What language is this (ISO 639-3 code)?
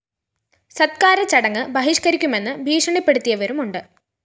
mal